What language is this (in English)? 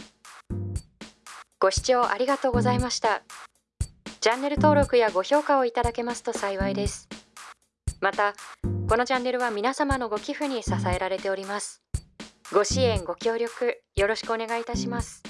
Japanese